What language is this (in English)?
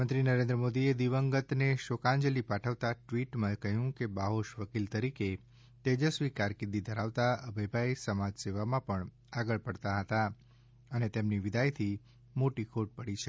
Gujarati